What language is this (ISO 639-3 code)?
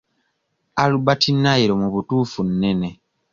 lug